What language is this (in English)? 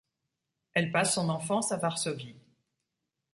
French